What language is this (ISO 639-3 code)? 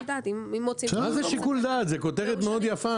heb